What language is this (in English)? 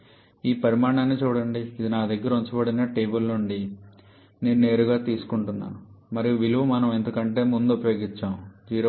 Telugu